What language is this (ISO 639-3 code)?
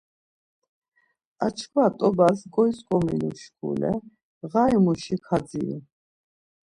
lzz